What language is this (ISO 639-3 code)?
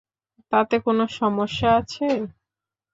ben